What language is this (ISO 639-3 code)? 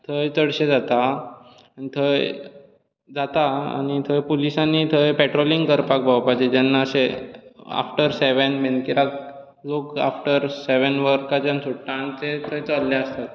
kok